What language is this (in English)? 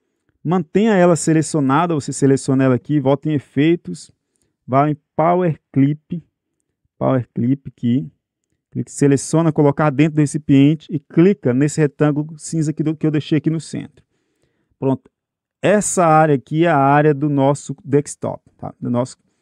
Portuguese